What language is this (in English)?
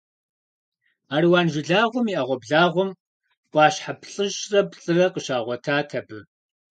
Kabardian